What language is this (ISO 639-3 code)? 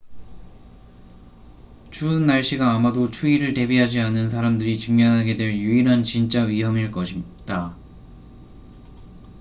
kor